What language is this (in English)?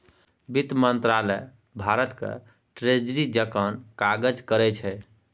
Maithili